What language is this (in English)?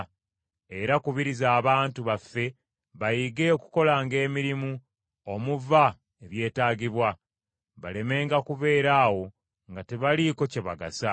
Ganda